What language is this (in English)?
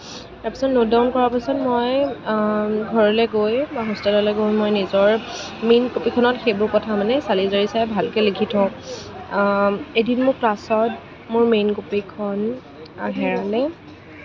Assamese